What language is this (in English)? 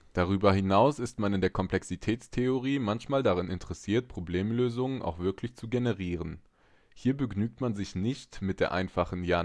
German